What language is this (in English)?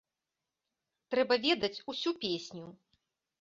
Belarusian